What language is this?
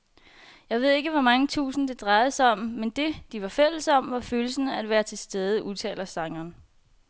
Danish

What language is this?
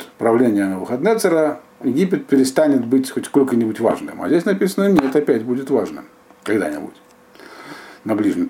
Russian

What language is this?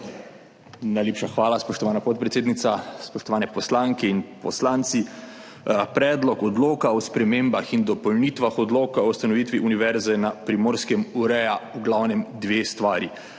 Slovenian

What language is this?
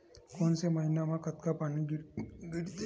Chhattisgarhi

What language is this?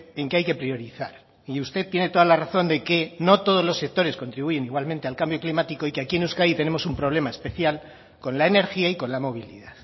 Spanish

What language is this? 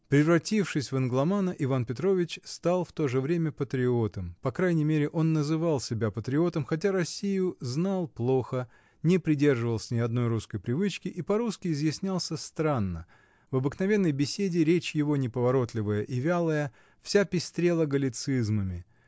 Russian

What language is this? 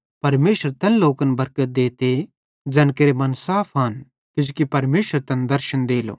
Bhadrawahi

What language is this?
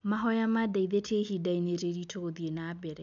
Kikuyu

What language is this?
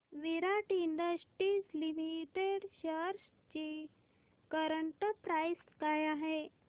Marathi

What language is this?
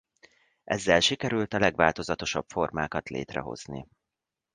Hungarian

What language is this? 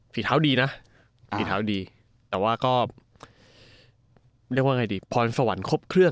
Thai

